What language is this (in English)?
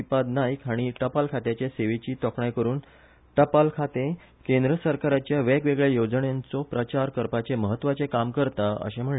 Konkani